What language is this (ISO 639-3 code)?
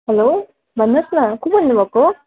nep